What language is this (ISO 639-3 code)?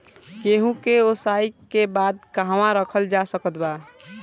bho